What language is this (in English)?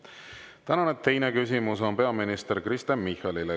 Estonian